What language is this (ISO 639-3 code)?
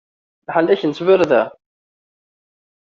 kab